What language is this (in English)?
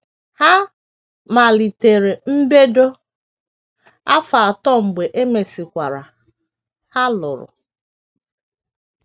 Igbo